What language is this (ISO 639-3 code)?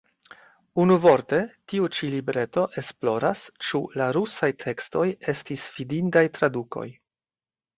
epo